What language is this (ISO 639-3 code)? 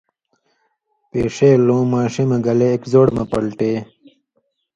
mvy